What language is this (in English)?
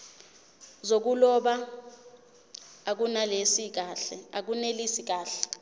Zulu